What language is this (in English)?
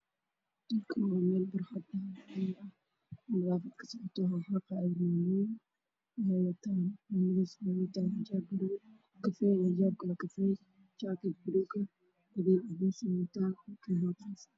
Somali